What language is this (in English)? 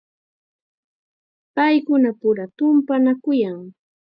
Chiquián Ancash Quechua